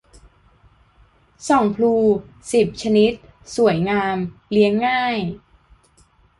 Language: Thai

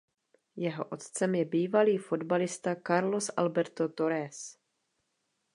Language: Czech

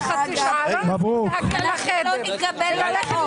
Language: Hebrew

